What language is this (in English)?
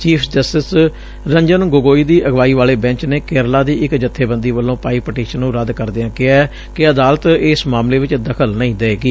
Punjabi